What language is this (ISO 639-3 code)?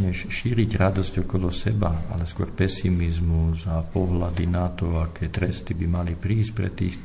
slk